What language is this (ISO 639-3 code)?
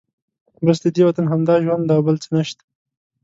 pus